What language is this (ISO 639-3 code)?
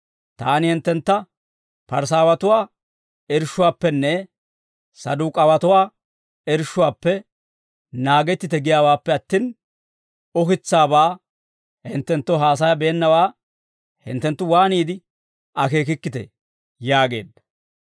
dwr